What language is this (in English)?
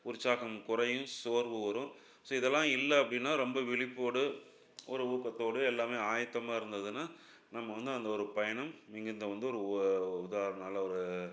Tamil